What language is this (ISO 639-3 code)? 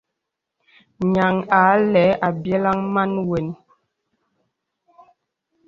beb